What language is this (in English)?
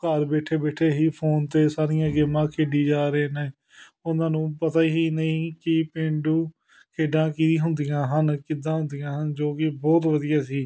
Punjabi